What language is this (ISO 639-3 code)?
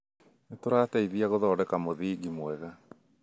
kik